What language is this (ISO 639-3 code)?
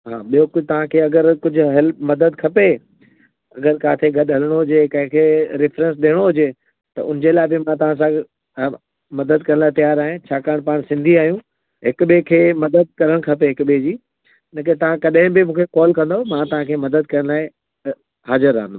snd